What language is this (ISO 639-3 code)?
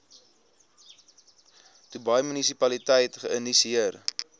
afr